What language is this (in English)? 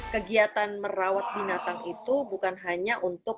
Indonesian